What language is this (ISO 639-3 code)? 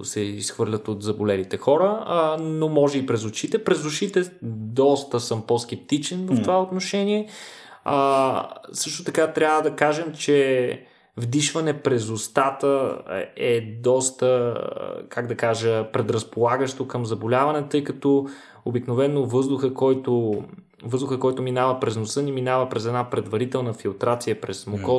bul